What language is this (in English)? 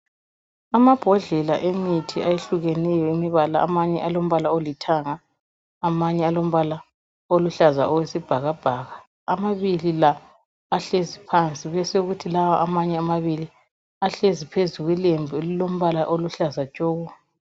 North Ndebele